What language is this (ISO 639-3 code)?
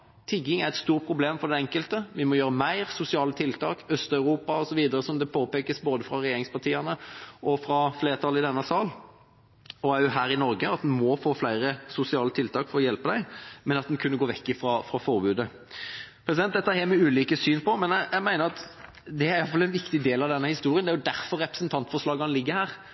nob